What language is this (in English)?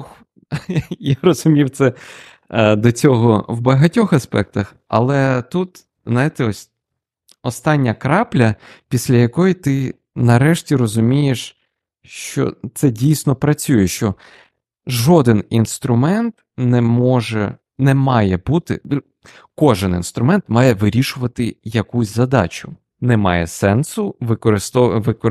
Ukrainian